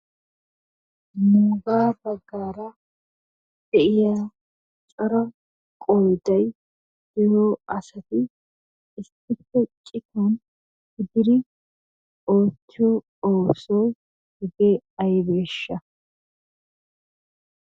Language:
Wolaytta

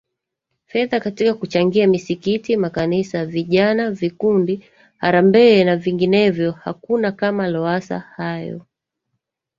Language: Swahili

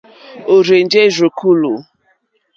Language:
Mokpwe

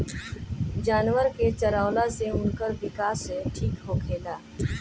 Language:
Bhojpuri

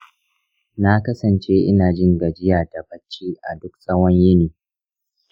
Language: Hausa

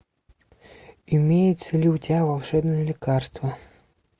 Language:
Russian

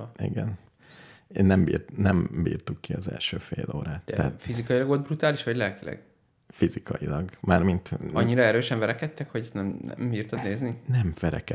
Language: Hungarian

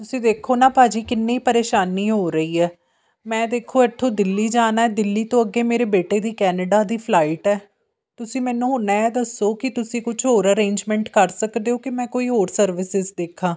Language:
Punjabi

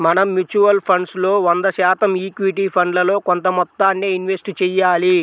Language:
Telugu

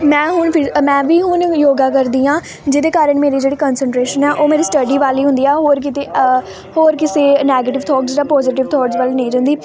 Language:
Punjabi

